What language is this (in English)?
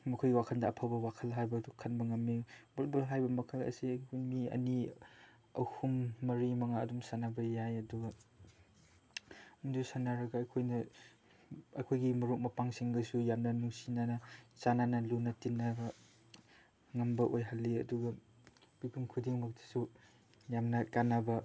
Manipuri